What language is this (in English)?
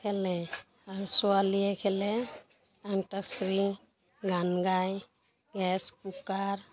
Assamese